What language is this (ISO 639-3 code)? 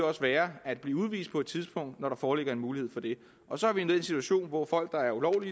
dan